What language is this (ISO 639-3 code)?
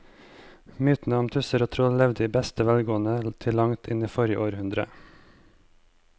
nor